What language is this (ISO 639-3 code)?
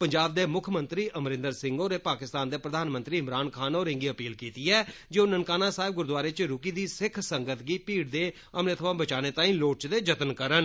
doi